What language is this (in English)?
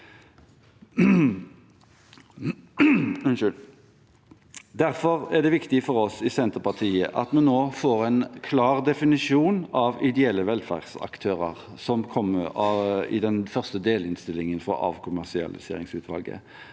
Norwegian